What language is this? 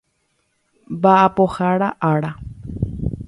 Guarani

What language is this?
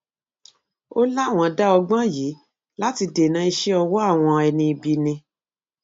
Yoruba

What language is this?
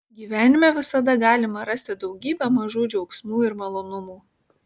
Lithuanian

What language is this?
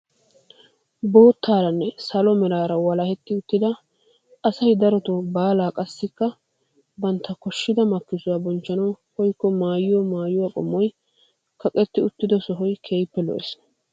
Wolaytta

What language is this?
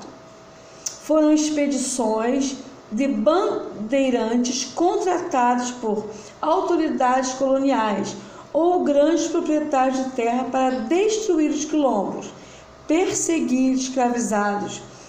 Portuguese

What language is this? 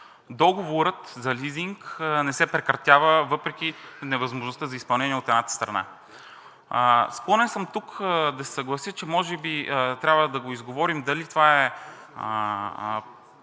Bulgarian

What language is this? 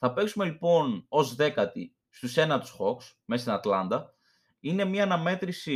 Greek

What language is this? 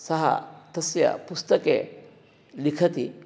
Sanskrit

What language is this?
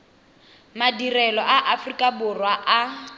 Tswana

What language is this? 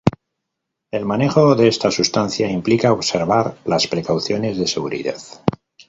Spanish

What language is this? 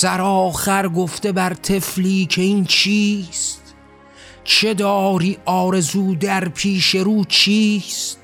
Persian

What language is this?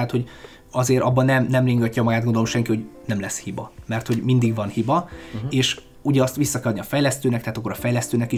Hungarian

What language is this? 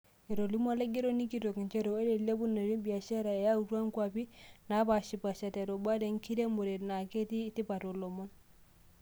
Masai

